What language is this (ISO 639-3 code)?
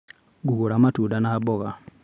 kik